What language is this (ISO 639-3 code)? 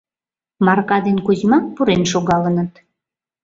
chm